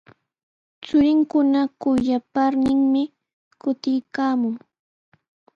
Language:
Sihuas Ancash Quechua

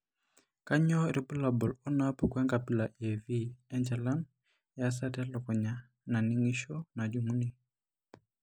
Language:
Masai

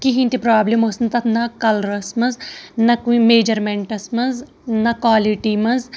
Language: Kashmiri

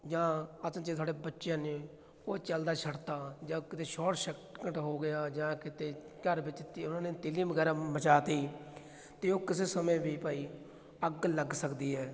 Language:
Punjabi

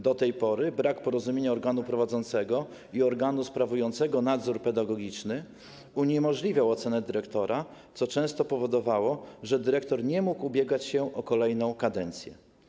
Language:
Polish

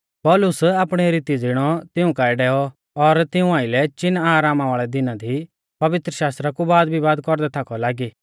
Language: Mahasu Pahari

